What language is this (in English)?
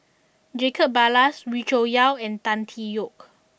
English